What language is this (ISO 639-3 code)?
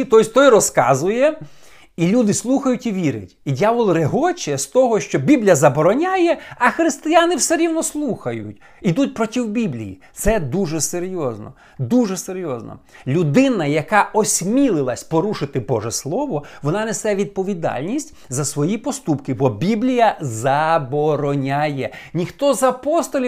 ukr